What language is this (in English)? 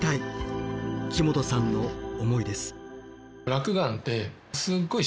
Japanese